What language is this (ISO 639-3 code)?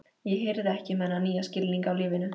isl